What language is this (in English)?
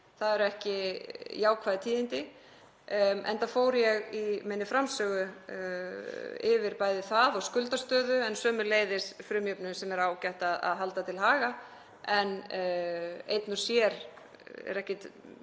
Icelandic